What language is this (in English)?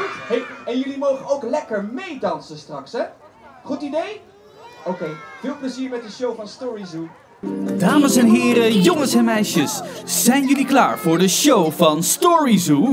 Dutch